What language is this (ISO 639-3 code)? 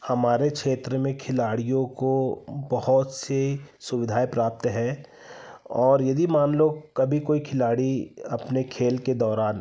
hin